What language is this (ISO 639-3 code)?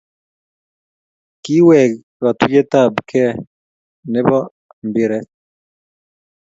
kln